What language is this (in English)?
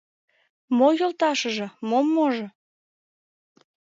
Mari